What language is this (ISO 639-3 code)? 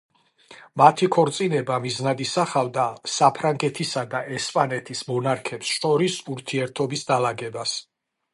kat